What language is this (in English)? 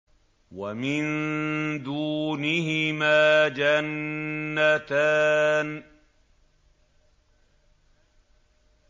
Arabic